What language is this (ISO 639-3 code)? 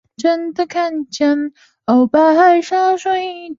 zho